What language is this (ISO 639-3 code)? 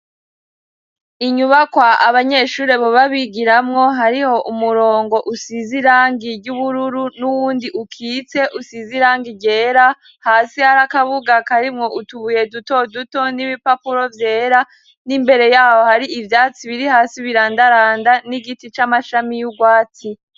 run